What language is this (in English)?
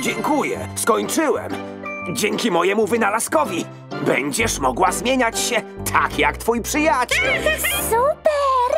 Polish